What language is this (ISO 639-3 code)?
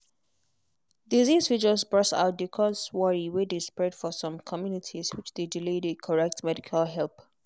pcm